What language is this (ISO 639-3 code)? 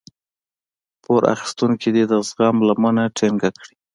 pus